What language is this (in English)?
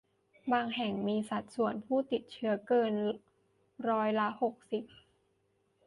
Thai